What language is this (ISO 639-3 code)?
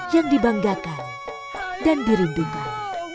ind